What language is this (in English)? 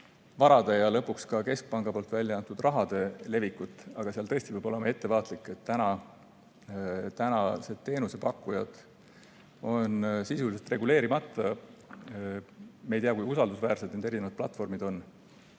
Estonian